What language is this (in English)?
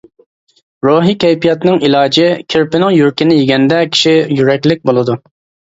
Uyghur